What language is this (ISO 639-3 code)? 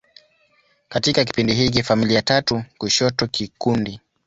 swa